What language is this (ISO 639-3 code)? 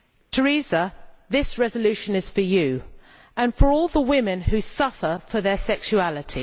eng